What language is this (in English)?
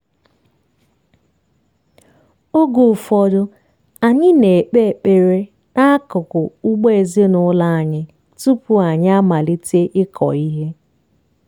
Igbo